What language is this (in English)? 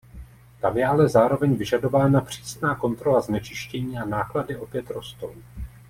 Czech